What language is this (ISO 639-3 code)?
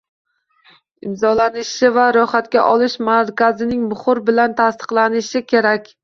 uzb